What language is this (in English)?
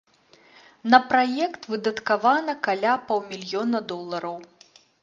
Belarusian